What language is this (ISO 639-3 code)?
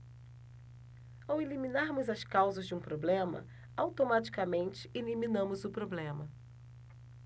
por